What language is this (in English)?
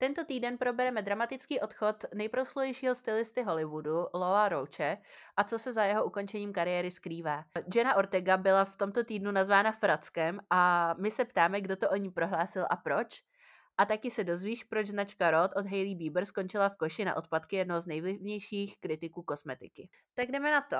Czech